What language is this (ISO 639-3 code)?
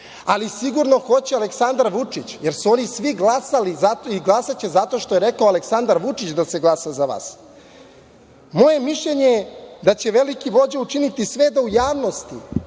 srp